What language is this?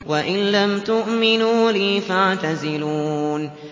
Arabic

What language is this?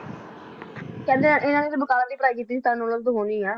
Punjabi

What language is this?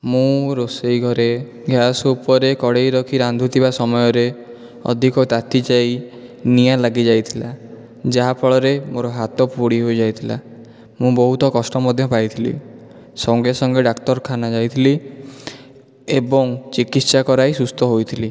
Odia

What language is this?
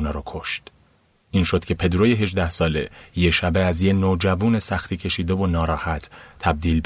Persian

